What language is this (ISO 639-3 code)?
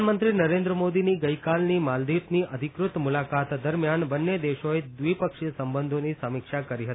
guj